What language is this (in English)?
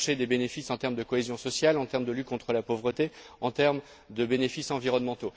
French